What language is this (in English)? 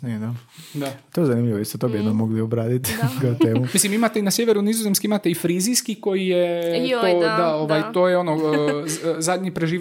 Croatian